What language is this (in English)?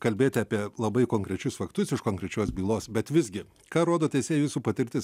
Lithuanian